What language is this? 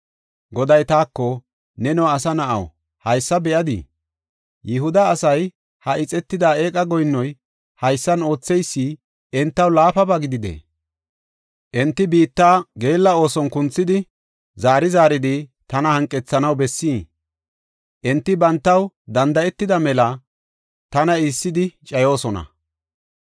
Gofa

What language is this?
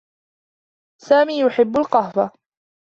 Arabic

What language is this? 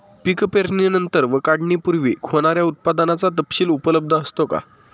Marathi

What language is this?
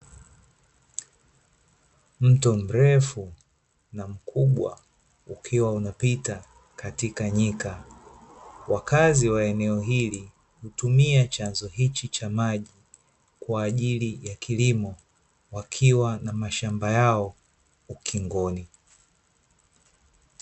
Swahili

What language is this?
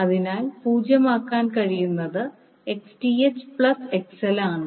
Malayalam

